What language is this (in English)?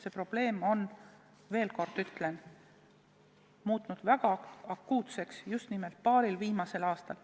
Estonian